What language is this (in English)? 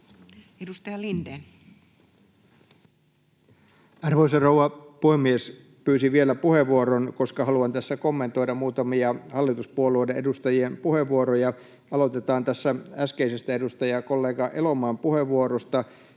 Finnish